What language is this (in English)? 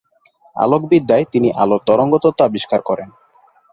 Bangla